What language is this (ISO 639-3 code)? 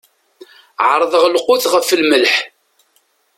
kab